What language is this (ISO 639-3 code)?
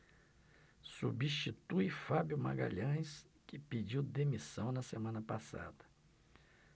por